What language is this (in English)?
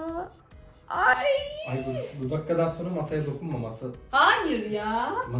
Turkish